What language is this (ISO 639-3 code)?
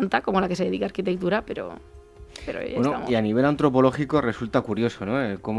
spa